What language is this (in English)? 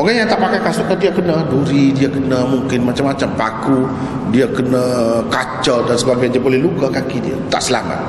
Malay